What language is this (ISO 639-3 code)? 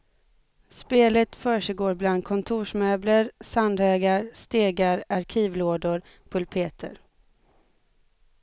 swe